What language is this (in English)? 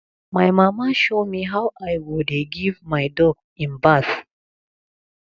Nigerian Pidgin